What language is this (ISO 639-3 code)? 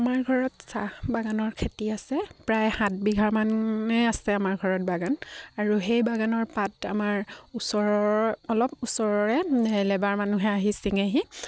asm